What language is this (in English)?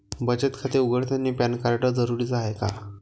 Marathi